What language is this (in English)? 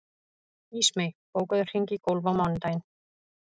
Icelandic